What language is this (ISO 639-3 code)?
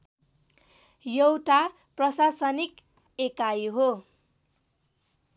nep